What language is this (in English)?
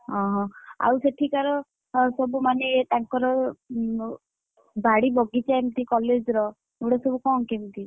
Odia